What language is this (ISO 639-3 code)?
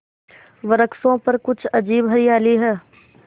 hin